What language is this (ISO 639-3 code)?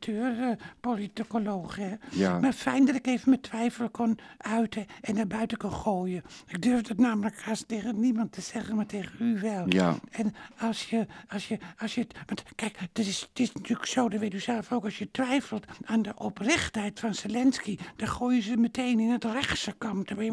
nld